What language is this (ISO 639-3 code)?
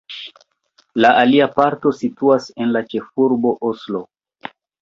epo